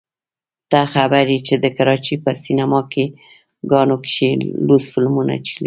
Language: Pashto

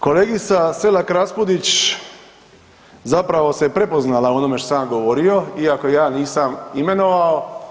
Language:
Croatian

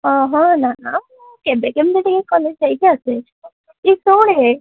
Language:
Odia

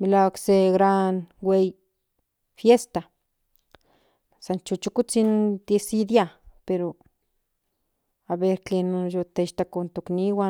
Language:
Central Nahuatl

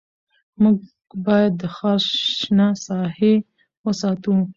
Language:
Pashto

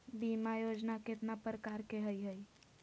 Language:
Magahi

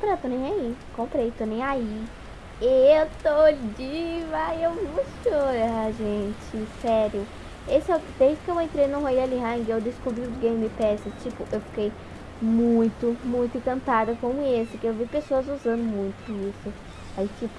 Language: Portuguese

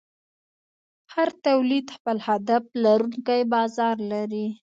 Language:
Pashto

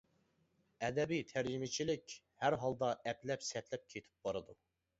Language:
Uyghur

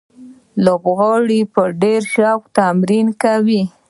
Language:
Pashto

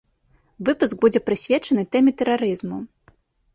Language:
Belarusian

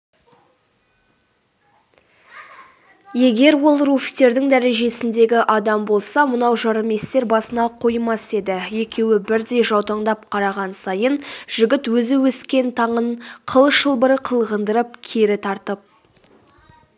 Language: Kazakh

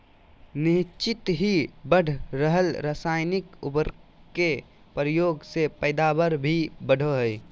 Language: Magahi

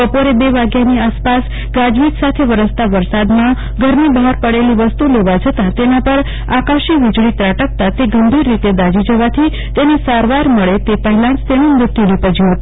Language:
Gujarati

